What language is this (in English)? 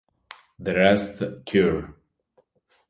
Italian